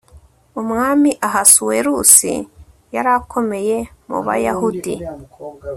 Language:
Kinyarwanda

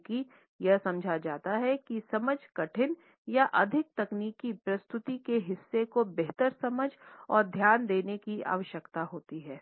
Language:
Hindi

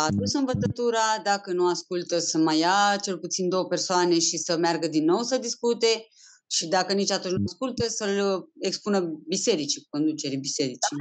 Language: Romanian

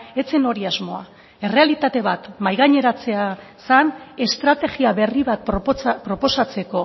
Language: Basque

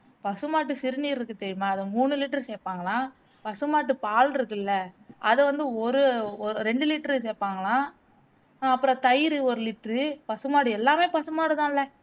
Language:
Tamil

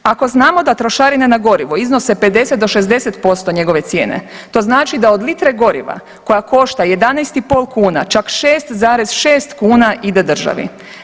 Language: Croatian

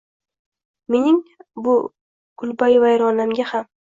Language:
Uzbek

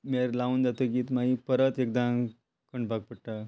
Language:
Konkani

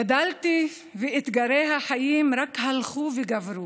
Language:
Hebrew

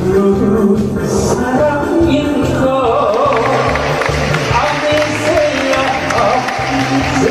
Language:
Thai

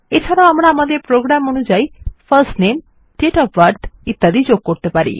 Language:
Bangla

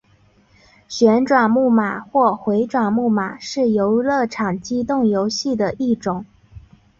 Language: Chinese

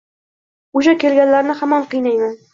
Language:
Uzbek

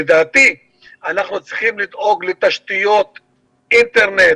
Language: Hebrew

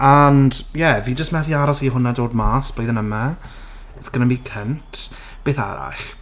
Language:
Welsh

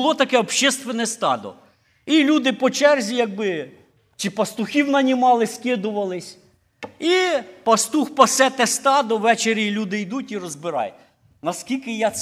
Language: Ukrainian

